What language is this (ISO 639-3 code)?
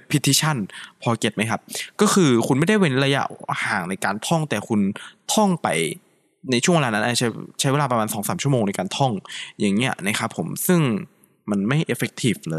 tha